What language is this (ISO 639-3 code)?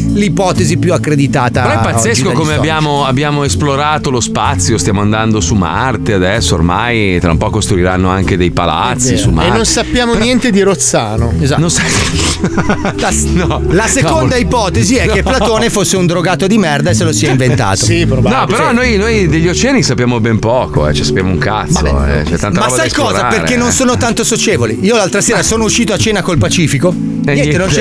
ita